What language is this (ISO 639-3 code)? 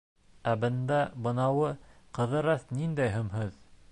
bak